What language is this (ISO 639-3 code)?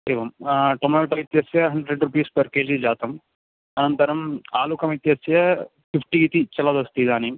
san